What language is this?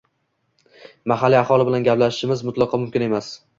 Uzbek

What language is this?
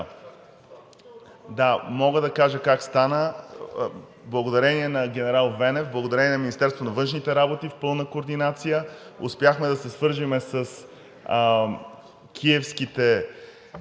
Bulgarian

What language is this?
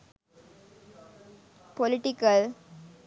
Sinhala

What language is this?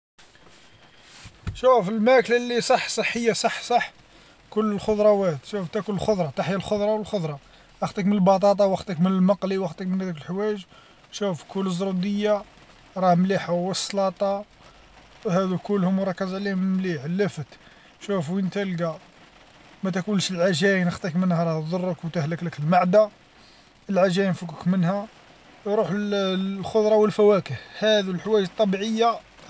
Algerian Arabic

